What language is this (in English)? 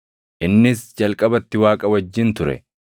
Oromo